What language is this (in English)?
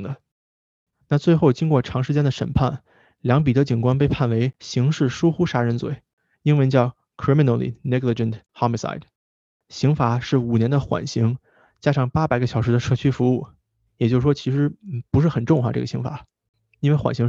Chinese